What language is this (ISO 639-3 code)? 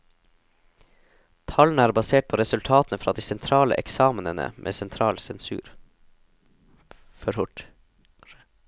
nor